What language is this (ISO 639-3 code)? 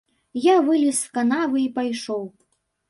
bel